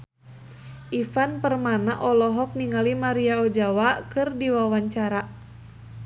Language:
Sundanese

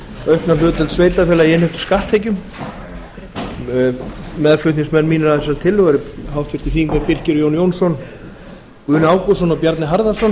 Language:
Icelandic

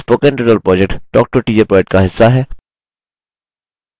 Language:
Hindi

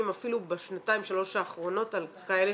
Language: Hebrew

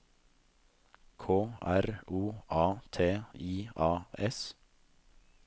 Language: Norwegian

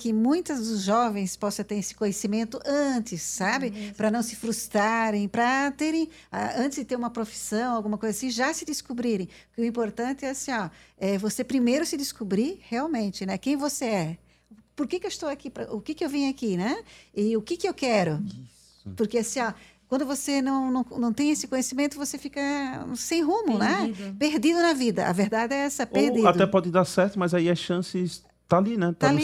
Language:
Portuguese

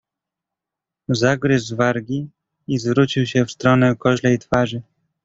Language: Polish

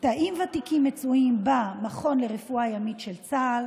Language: Hebrew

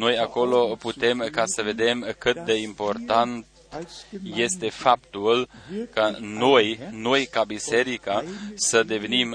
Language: Romanian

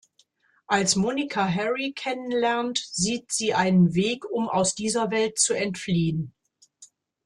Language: German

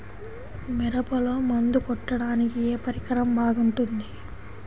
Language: Telugu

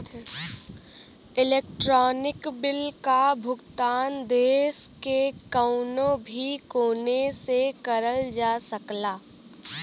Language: Bhojpuri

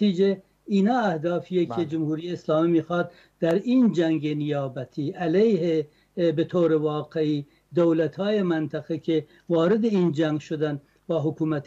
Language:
Persian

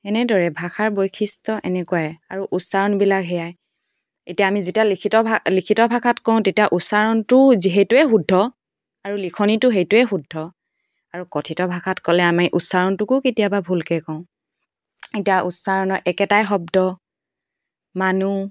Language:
Assamese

